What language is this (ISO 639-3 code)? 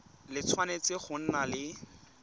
tsn